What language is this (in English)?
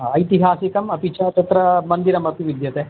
Sanskrit